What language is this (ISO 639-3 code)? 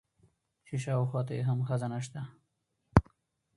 pus